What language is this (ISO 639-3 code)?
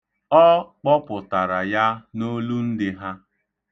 ibo